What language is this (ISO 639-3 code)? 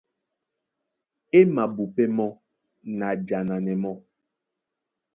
dua